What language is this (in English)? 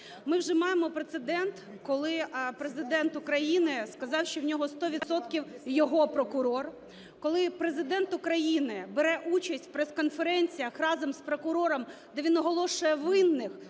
Ukrainian